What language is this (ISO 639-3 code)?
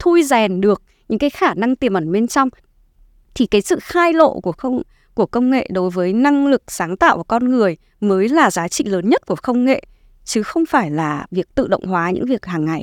vie